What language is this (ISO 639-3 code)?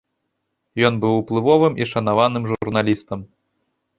bel